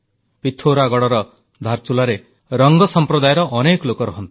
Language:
Odia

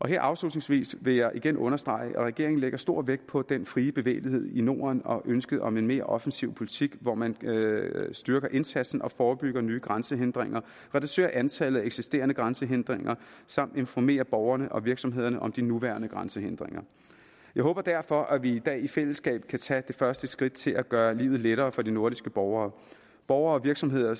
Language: Danish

